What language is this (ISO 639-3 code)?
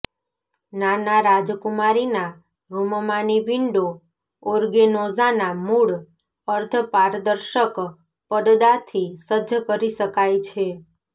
guj